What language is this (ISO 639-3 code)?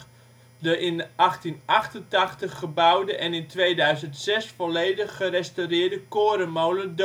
nld